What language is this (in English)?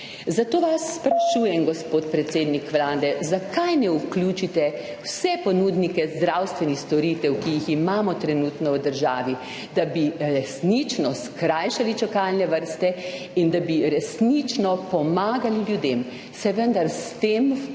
Slovenian